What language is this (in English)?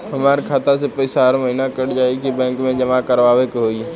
Bhojpuri